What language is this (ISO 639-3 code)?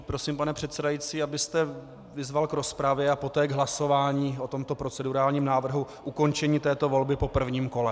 ces